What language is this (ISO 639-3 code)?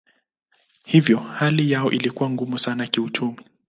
swa